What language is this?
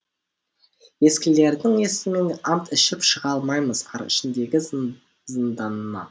Kazakh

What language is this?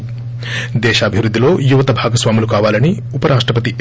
Telugu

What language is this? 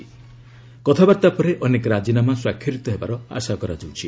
Odia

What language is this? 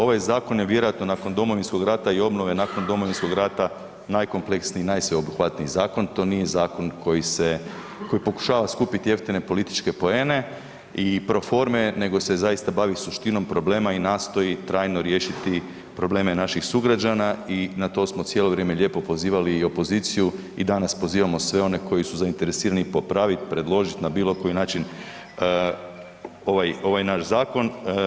Croatian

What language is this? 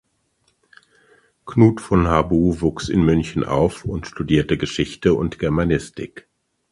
German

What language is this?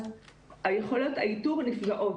Hebrew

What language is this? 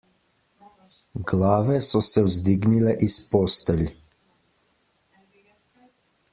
Slovenian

